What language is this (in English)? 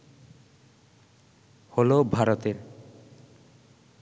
Bangla